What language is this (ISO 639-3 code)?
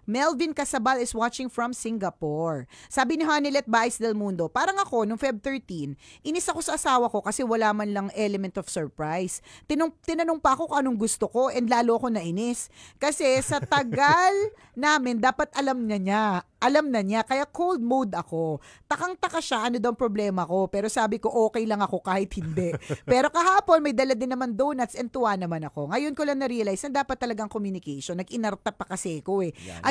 fil